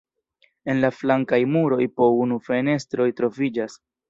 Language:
Esperanto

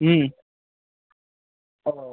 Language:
Bangla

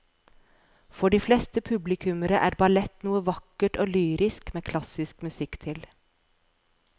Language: Norwegian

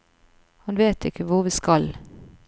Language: Norwegian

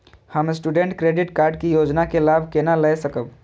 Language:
Maithili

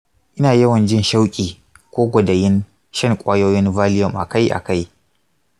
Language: Hausa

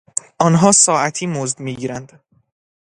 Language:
Persian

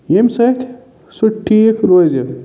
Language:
Kashmiri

